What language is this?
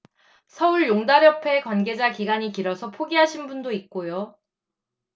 Korean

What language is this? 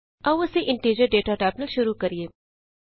Punjabi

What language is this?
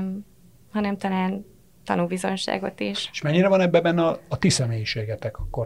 Hungarian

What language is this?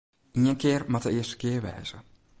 Western Frisian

